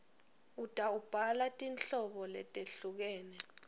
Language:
Swati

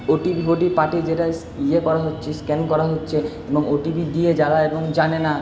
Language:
Bangla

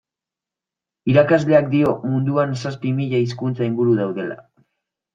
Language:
Basque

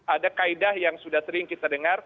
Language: Indonesian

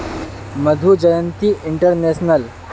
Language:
Magahi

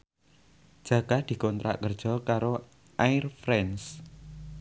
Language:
Javanese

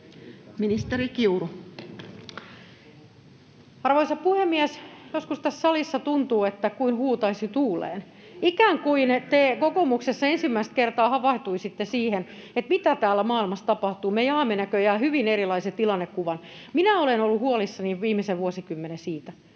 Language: Finnish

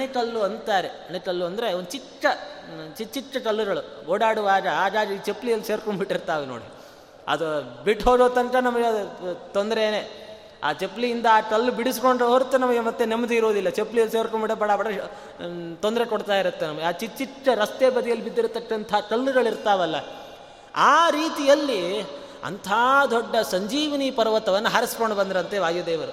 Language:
Kannada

